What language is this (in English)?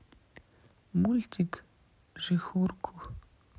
Russian